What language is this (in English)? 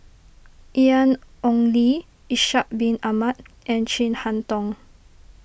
English